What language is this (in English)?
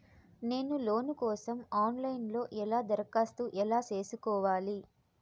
Telugu